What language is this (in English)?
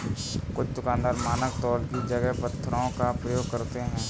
Hindi